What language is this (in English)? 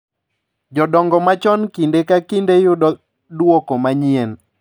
Luo (Kenya and Tanzania)